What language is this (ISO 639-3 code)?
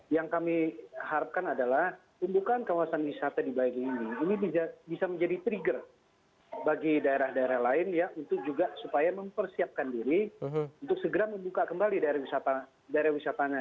ind